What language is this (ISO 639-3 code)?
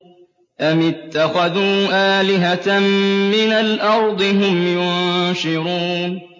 ara